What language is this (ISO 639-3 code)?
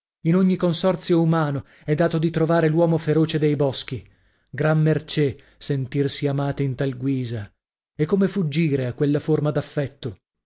ita